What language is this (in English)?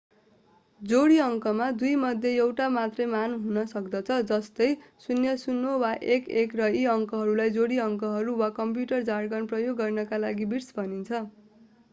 Nepali